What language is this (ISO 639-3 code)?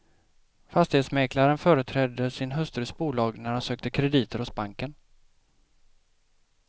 swe